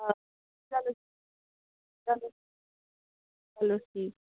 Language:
Kashmiri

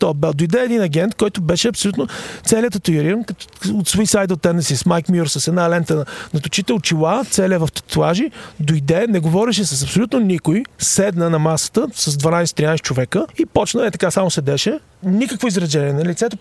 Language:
Bulgarian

